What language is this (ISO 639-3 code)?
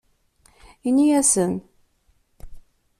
kab